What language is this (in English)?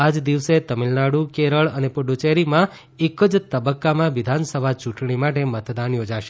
Gujarati